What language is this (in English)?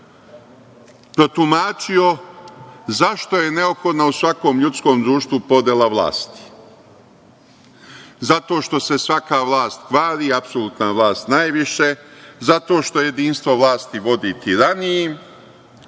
Serbian